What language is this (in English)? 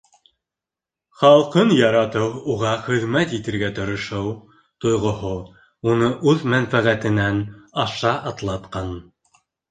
Bashkir